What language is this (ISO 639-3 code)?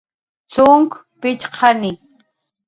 jqr